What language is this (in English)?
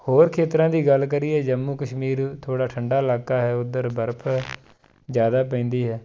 Punjabi